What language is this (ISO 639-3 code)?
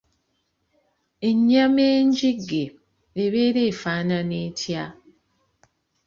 lug